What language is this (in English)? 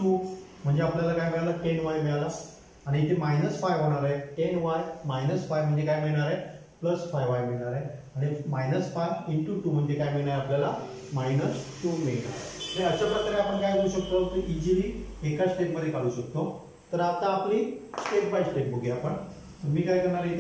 Hindi